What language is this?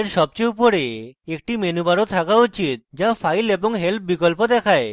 Bangla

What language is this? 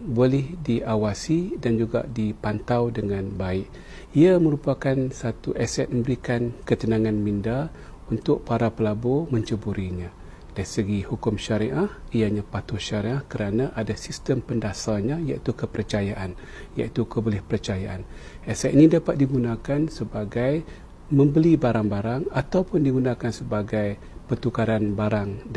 Malay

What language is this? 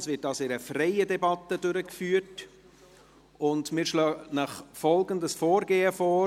Swiss German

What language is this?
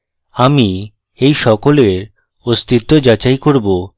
Bangla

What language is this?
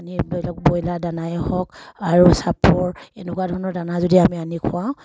Assamese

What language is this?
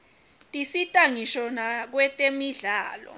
Swati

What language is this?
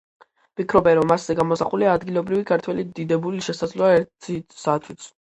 Georgian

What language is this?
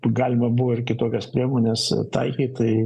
Lithuanian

